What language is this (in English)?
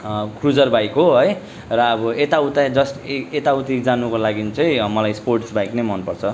Nepali